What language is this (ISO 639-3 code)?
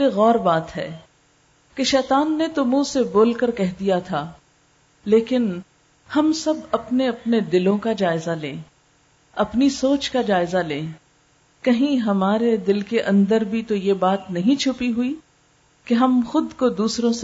urd